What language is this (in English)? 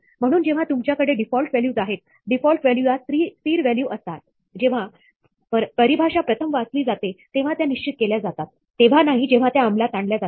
Marathi